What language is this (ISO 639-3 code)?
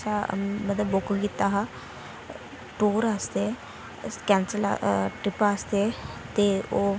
doi